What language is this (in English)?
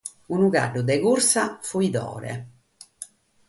Sardinian